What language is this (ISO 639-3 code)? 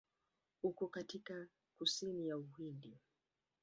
swa